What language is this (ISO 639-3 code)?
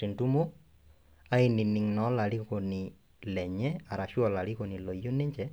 mas